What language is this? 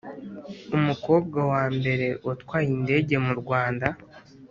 Kinyarwanda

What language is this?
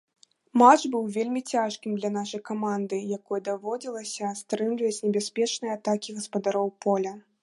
Belarusian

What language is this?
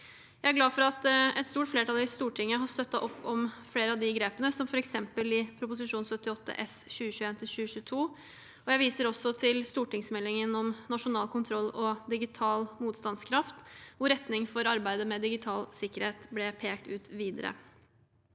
Norwegian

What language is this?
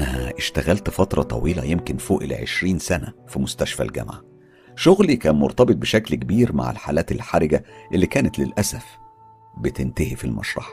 Arabic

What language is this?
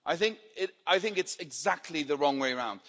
English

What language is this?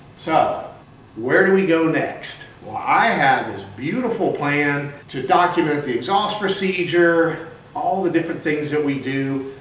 English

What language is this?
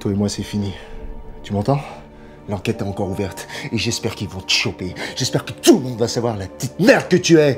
French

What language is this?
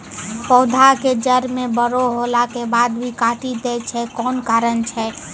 Maithili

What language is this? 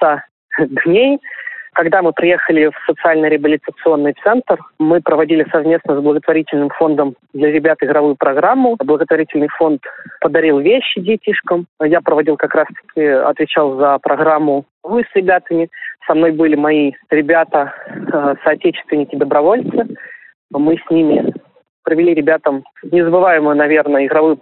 Russian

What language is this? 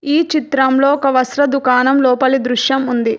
Telugu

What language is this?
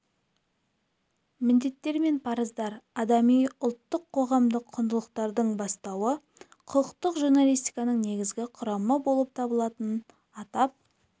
Kazakh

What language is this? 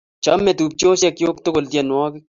Kalenjin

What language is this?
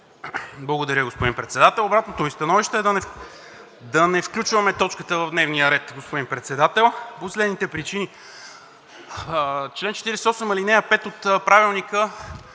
Bulgarian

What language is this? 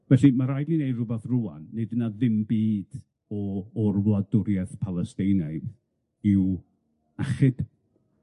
Welsh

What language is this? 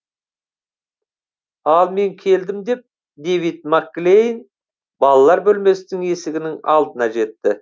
Kazakh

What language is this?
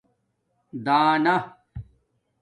Domaaki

